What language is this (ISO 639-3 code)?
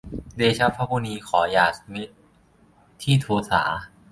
tha